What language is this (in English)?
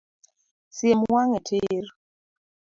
Luo (Kenya and Tanzania)